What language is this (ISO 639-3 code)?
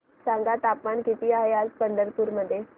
mar